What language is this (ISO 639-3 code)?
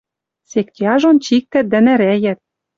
mrj